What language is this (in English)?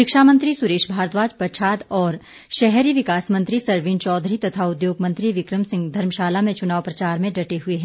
Hindi